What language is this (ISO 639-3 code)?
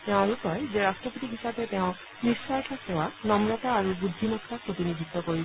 asm